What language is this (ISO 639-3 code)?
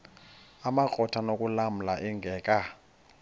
xho